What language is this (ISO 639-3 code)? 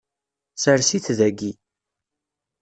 kab